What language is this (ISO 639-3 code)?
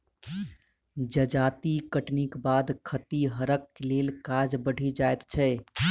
mai